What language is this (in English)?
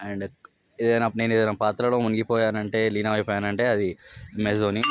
Telugu